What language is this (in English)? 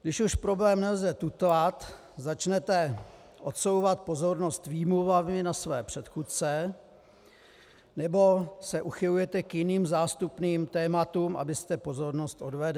Czech